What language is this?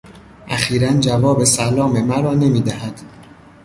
Persian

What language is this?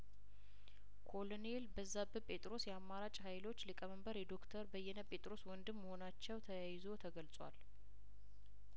Amharic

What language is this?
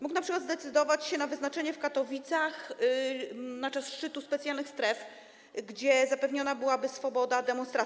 Polish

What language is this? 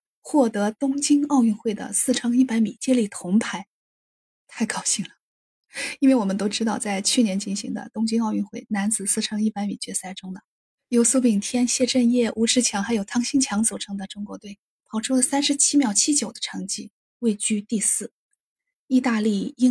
Chinese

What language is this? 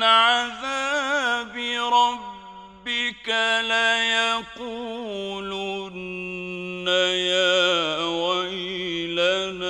Arabic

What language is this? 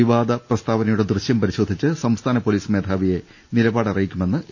Malayalam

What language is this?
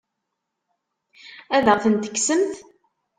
Kabyle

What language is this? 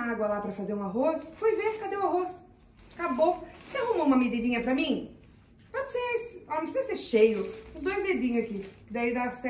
Portuguese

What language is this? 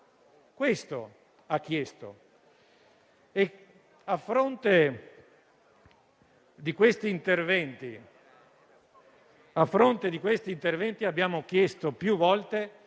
Italian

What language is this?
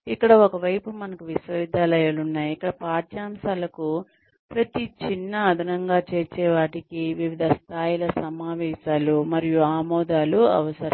Telugu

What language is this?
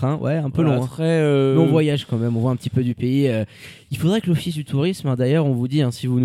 French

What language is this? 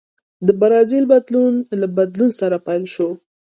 Pashto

